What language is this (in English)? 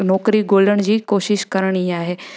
Sindhi